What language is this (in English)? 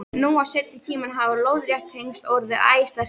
Icelandic